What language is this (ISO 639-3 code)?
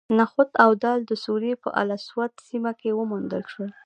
pus